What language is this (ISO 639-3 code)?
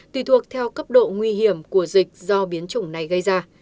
vie